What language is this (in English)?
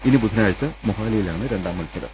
Malayalam